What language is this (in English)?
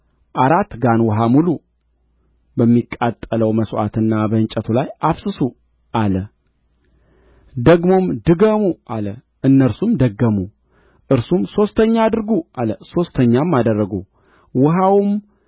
Amharic